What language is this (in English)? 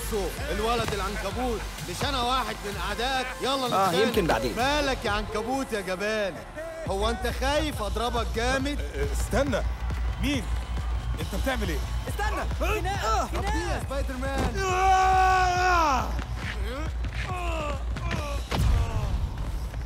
Arabic